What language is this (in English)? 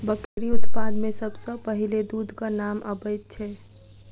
Maithili